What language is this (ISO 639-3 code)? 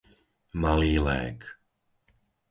slk